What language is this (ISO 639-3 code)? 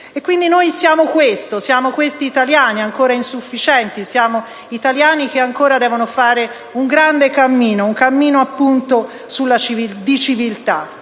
ita